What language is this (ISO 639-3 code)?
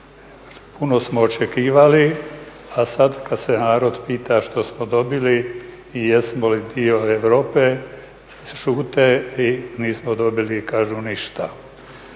hrv